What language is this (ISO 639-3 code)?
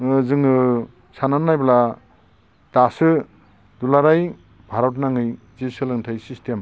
brx